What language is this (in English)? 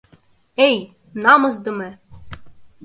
Mari